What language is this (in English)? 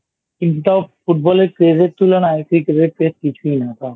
Bangla